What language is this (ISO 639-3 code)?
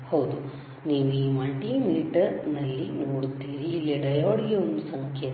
kan